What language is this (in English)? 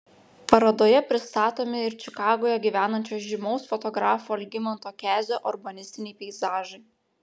Lithuanian